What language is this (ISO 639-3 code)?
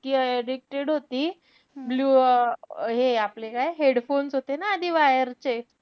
mar